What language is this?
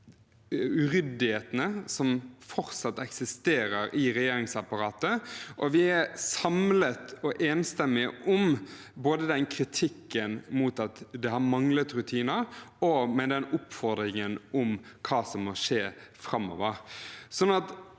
Norwegian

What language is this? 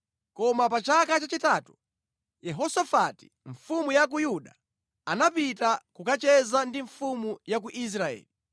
Nyanja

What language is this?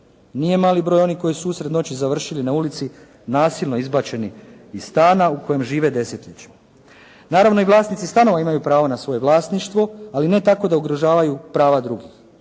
Croatian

